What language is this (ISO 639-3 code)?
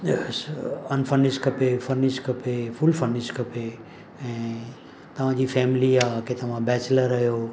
snd